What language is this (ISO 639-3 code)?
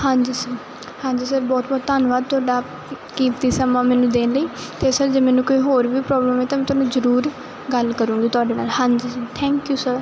pan